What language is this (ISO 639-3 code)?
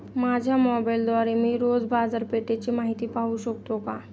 mar